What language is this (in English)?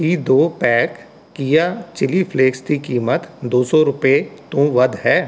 Punjabi